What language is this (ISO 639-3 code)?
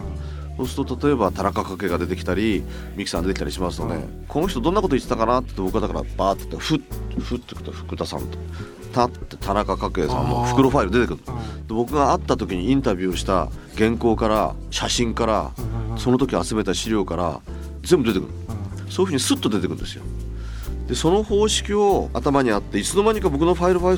jpn